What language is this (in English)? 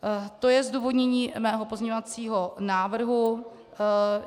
Czech